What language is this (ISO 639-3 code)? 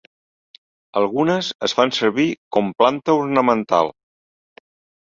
cat